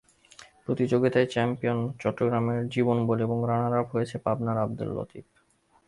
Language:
Bangla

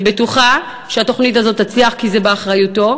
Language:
Hebrew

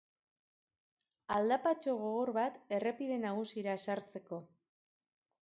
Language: Basque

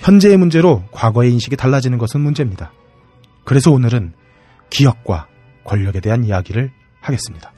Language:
Korean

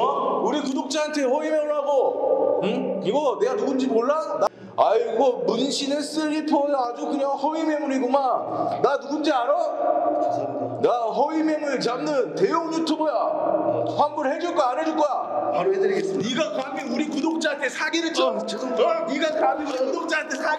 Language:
Korean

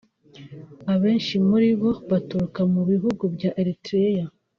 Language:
Kinyarwanda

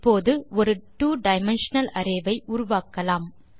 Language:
Tamil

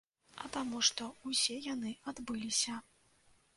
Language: Belarusian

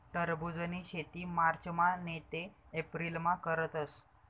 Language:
Marathi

